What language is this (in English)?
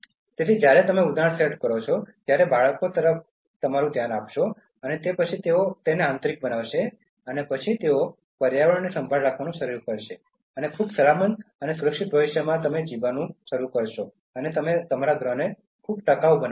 Gujarati